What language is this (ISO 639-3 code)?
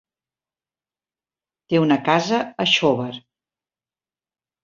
cat